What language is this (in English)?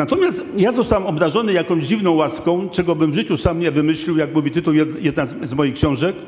Polish